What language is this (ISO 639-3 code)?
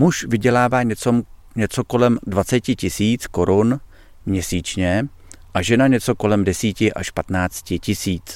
ces